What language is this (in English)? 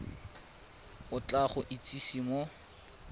Tswana